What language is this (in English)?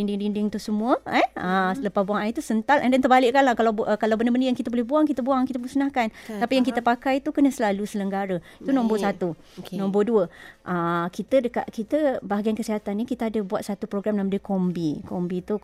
Malay